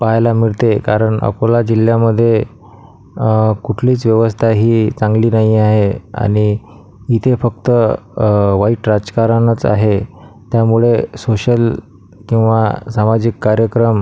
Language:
Marathi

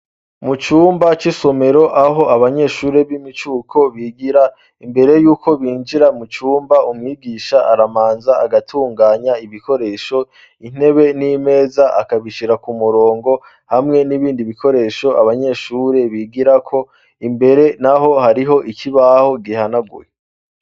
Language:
Rundi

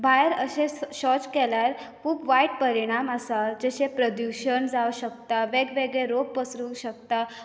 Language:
Konkani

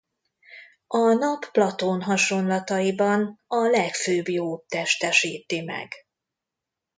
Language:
Hungarian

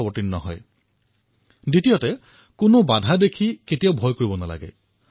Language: Assamese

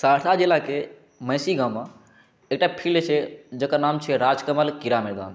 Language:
Maithili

